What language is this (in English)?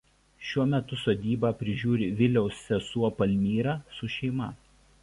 Lithuanian